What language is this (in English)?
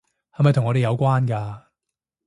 Cantonese